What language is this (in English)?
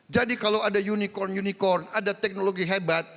Indonesian